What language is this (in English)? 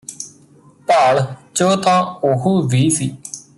Punjabi